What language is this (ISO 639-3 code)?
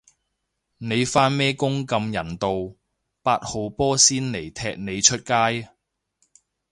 yue